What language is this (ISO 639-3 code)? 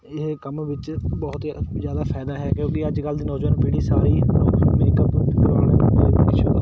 pan